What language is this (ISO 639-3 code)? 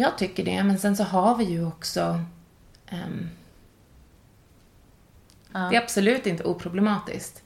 swe